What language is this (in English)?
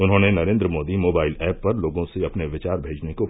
Hindi